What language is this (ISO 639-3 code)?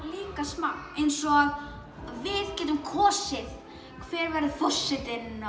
isl